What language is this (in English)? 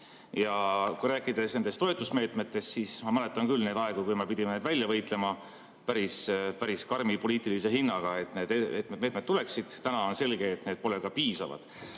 Estonian